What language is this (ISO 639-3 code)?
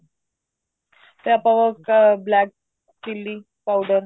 pan